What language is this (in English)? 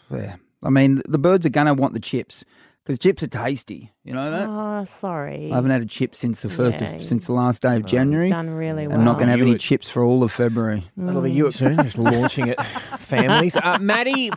English